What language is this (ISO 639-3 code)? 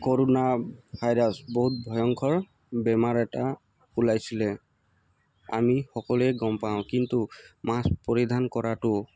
asm